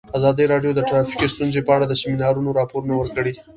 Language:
Pashto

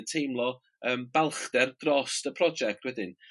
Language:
Welsh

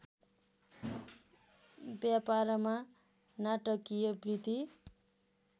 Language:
Nepali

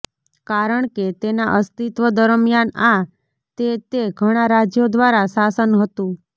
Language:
Gujarati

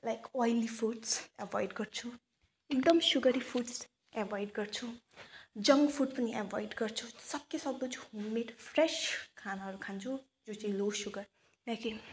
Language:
Nepali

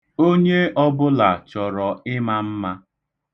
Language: Igbo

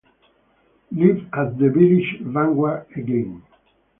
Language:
Italian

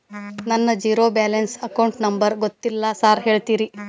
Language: Kannada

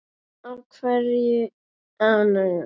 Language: Icelandic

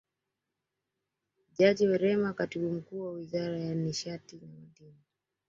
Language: Swahili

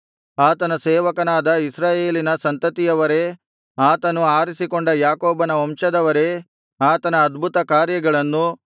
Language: Kannada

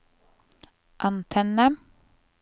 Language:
Norwegian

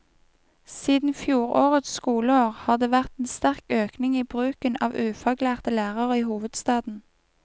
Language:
Norwegian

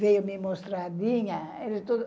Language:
Portuguese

